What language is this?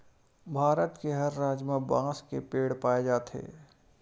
Chhattisgarhi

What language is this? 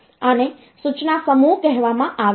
Gujarati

